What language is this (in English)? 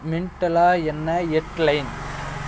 Tamil